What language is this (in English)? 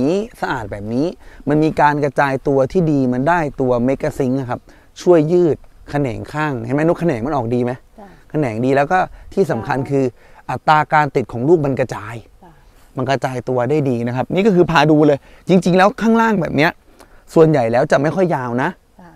Thai